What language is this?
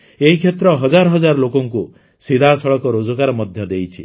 Odia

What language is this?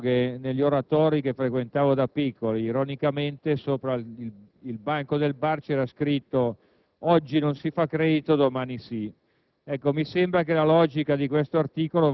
Italian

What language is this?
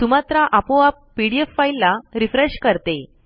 Marathi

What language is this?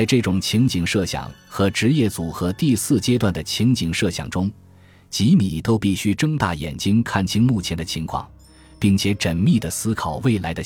Chinese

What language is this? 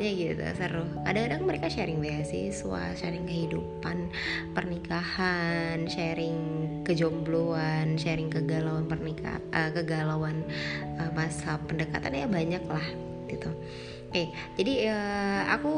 Indonesian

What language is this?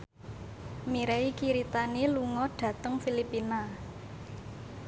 Javanese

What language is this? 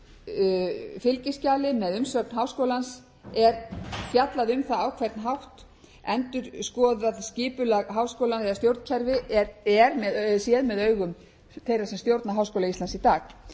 Icelandic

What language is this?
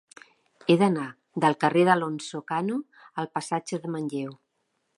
Catalan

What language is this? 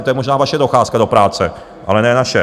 Czech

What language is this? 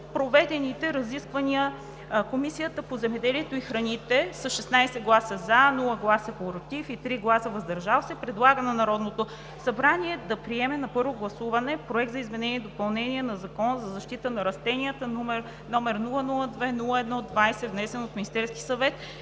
Bulgarian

